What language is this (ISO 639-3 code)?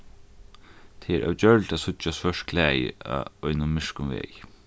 fao